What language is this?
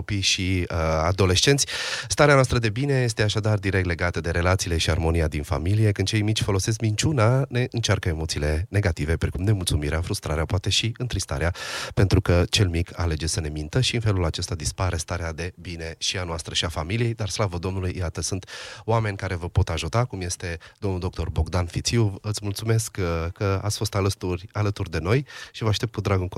Romanian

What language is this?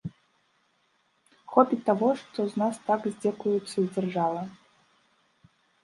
Belarusian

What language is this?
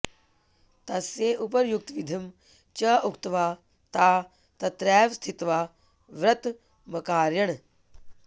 Sanskrit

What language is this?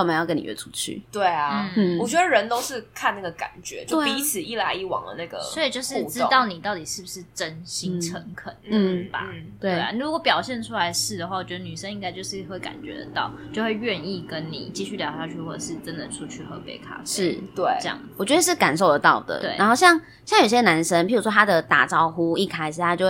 Chinese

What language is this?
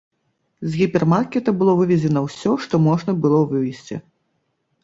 Belarusian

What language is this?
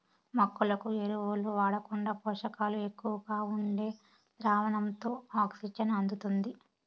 Telugu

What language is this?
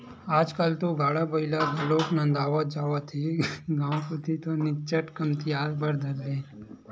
Chhattisgarhi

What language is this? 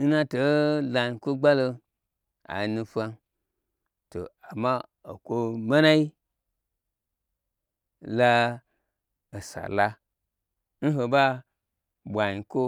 Gbagyi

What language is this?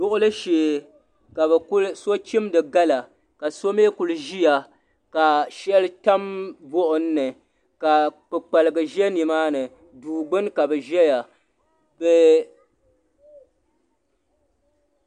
Dagbani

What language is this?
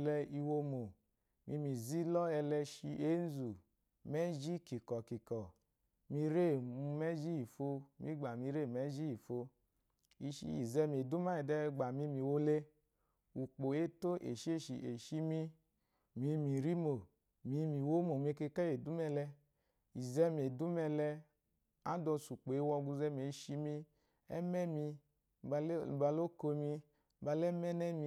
Eloyi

